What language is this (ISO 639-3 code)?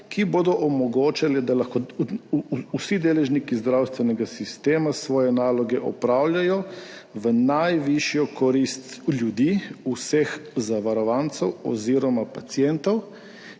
slv